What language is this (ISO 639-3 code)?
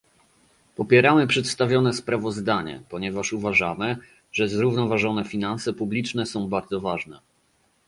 pol